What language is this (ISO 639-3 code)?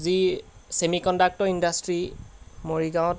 asm